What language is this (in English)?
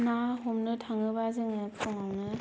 Bodo